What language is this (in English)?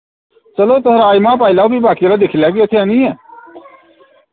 Dogri